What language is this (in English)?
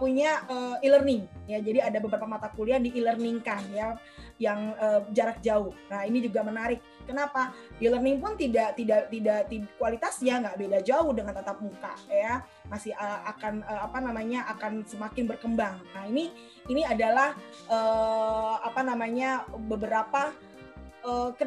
Indonesian